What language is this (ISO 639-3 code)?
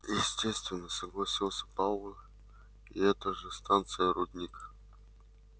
rus